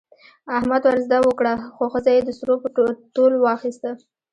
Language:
Pashto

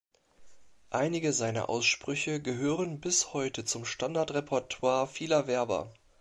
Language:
German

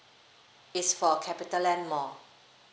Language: English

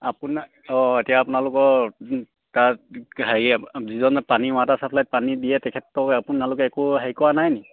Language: Assamese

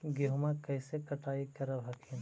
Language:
Magahi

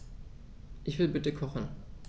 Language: German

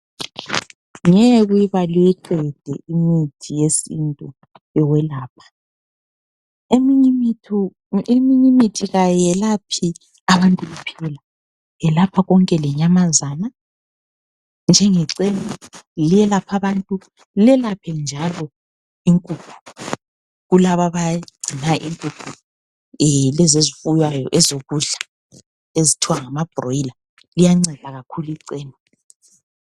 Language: North Ndebele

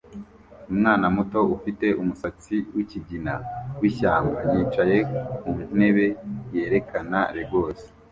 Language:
Kinyarwanda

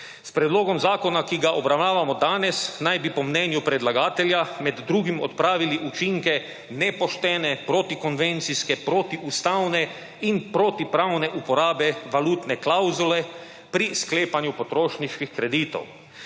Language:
Slovenian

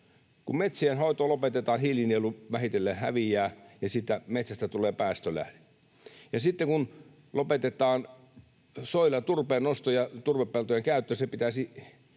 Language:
Finnish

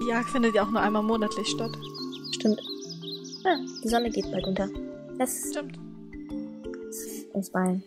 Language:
German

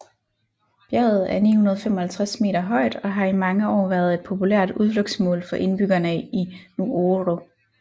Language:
Danish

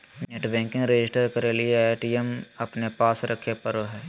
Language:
Magahi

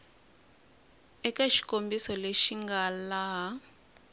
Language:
Tsonga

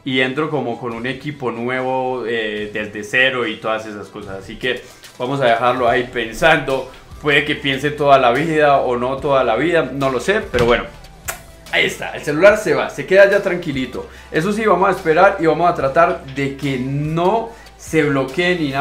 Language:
Spanish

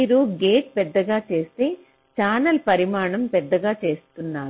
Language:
Telugu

